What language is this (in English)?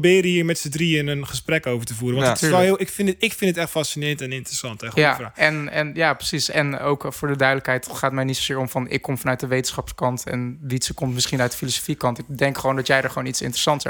Dutch